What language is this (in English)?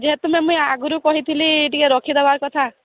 Odia